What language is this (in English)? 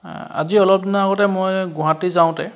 Assamese